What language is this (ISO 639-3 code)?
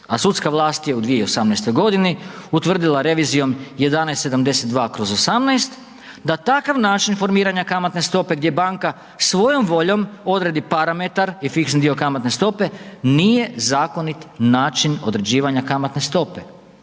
hrv